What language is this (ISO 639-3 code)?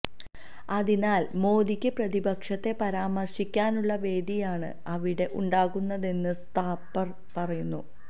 mal